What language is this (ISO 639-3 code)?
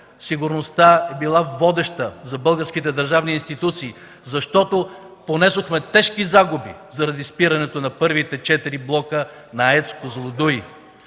bul